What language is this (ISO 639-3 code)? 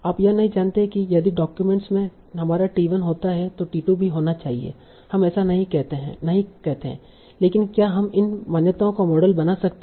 hin